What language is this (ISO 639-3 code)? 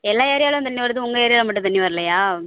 tam